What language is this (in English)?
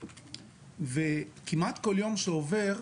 Hebrew